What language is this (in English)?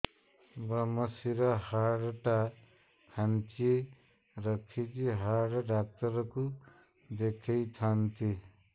Odia